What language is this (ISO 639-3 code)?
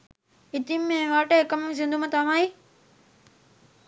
sin